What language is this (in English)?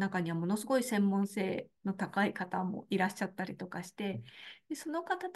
Japanese